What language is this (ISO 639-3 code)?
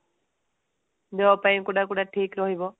ori